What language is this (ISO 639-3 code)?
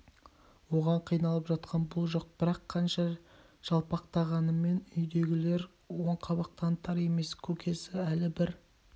kaz